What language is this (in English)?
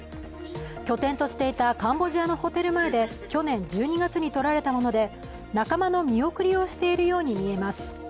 Japanese